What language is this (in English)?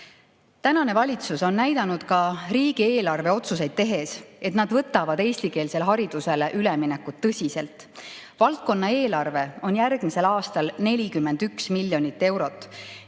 Estonian